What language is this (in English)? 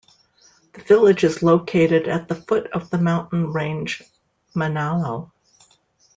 English